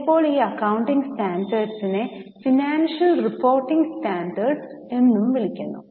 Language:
Malayalam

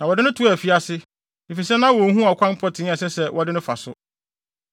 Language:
Akan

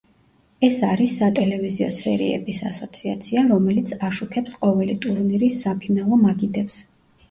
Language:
Georgian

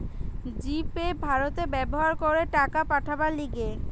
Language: Bangla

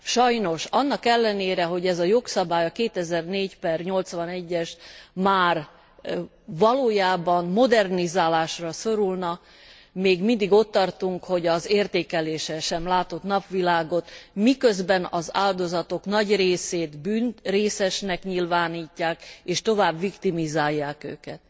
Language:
Hungarian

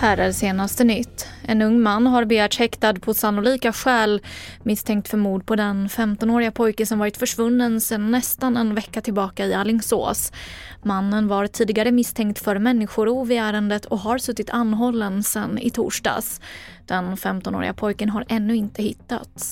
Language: Swedish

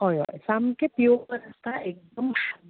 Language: Konkani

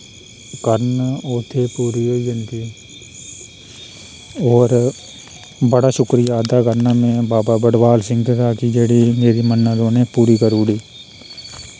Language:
Dogri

